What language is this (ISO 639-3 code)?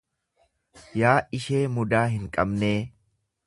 orm